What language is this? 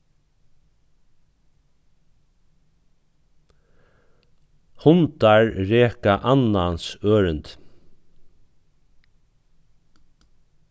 Faroese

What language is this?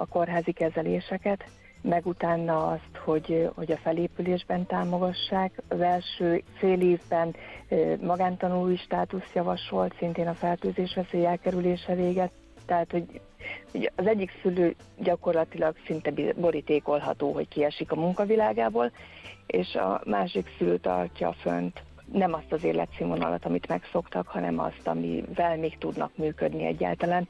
Hungarian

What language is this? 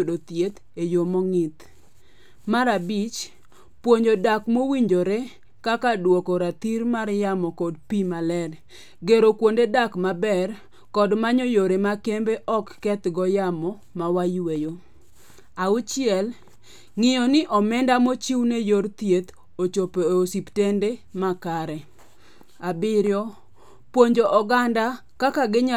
Luo (Kenya and Tanzania)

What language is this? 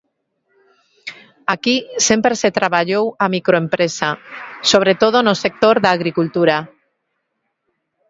Galician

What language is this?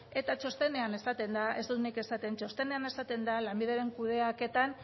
Basque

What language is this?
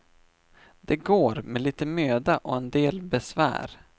Swedish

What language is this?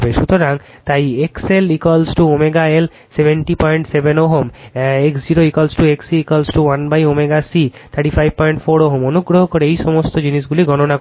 Bangla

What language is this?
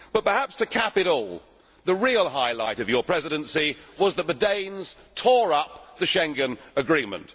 English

